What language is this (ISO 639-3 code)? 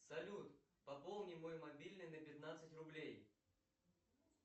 rus